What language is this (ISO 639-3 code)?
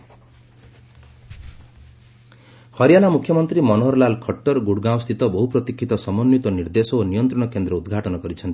ori